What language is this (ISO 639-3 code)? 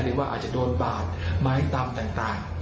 tha